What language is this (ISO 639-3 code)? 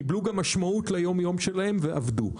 heb